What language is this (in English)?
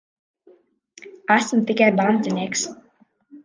Latvian